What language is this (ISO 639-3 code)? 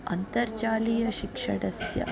san